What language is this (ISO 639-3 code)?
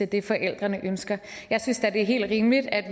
dan